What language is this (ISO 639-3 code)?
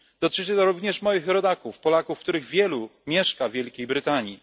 pol